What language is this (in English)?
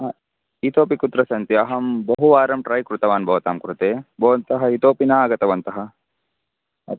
Sanskrit